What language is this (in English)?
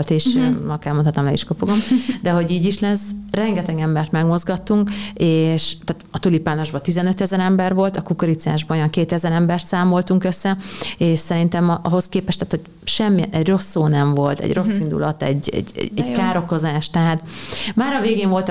Hungarian